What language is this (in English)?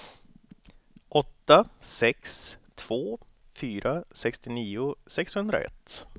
Swedish